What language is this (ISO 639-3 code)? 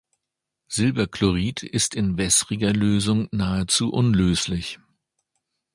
deu